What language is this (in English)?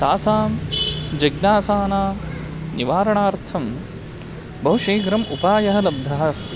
Sanskrit